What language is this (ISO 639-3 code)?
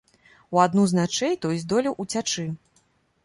bel